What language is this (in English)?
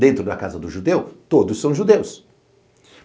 Portuguese